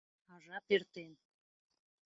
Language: Mari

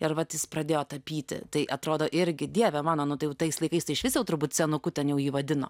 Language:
Lithuanian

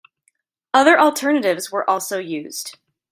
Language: English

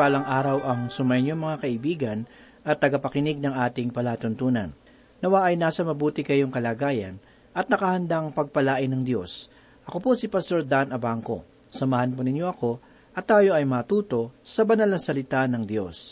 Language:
Filipino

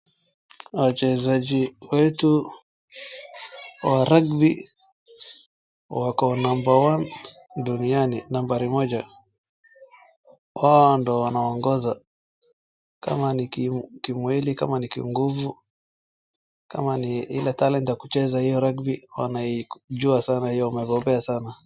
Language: Swahili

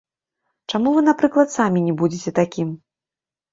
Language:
Belarusian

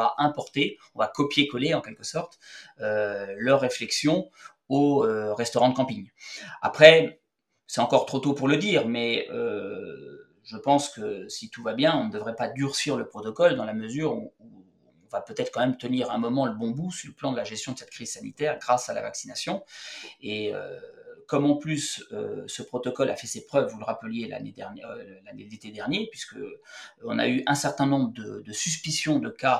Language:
French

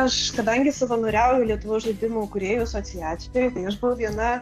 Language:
Lithuanian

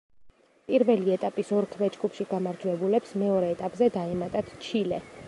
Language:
Georgian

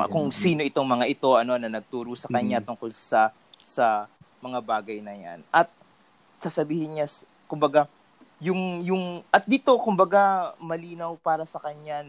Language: Filipino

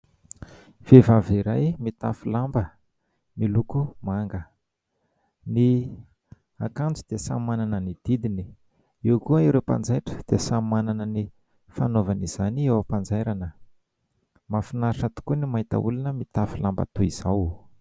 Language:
Malagasy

